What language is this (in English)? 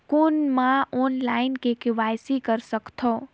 Chhattisgarhi